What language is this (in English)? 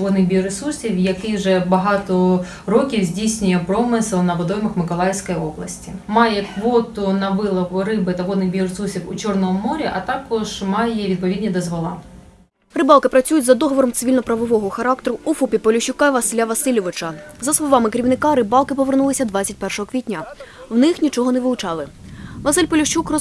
Ukrainian